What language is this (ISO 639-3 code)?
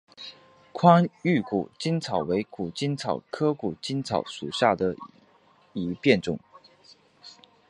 zho